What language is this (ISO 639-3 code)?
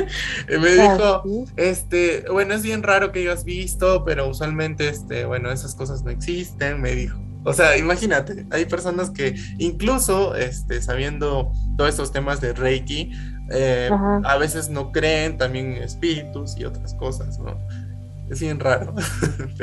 spa